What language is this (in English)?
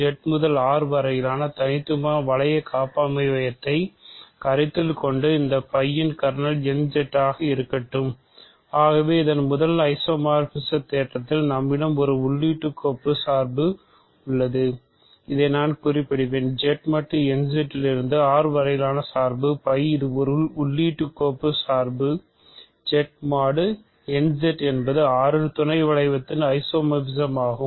Tamil